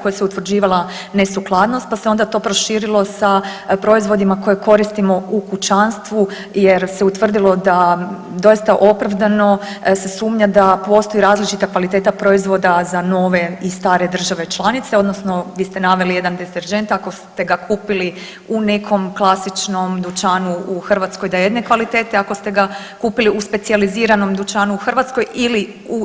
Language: Croatian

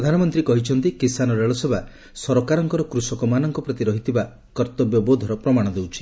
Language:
Odia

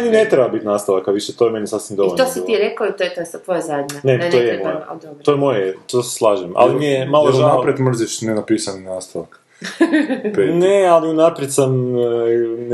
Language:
Croatian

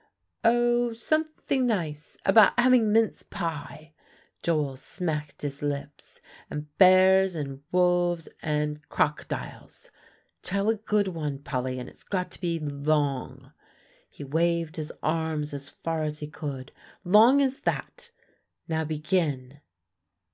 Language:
English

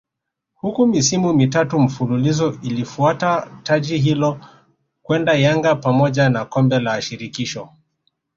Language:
Swahili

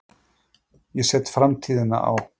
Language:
Icelandic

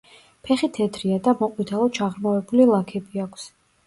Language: Georgian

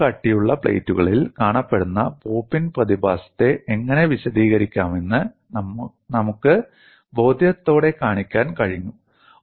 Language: Malayalam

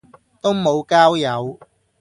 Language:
Cantonese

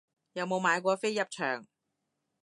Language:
Cantonese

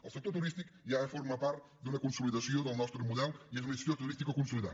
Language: Catalan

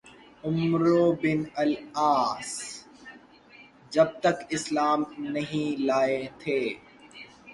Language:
Urdu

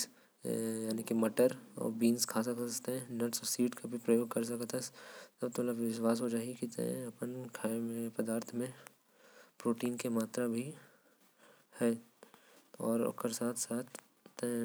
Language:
Korwa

